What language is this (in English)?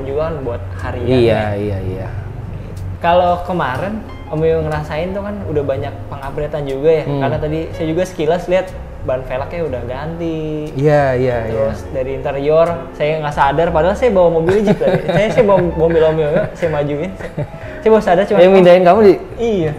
Indonesian